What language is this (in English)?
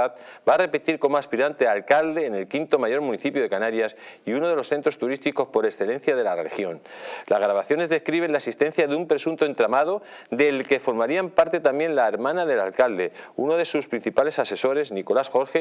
Spanish